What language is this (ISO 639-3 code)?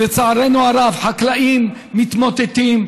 heb